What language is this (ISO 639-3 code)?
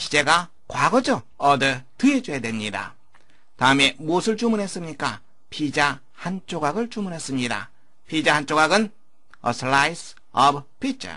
kor